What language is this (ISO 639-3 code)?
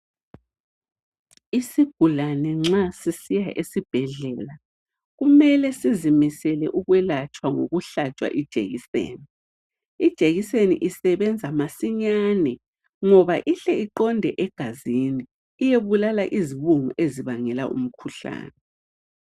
nde